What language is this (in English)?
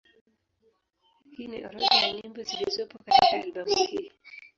Swahili